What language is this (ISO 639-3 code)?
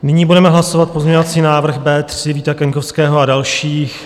ces